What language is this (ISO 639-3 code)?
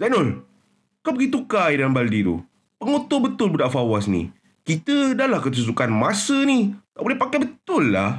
msa